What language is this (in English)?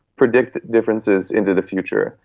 English